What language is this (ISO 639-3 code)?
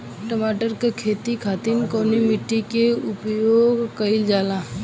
bho